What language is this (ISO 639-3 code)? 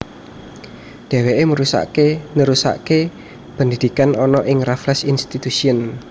jav